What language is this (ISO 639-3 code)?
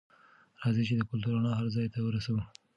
pus